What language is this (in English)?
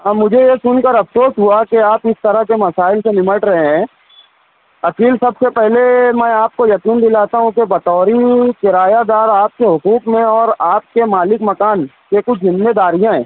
Urdu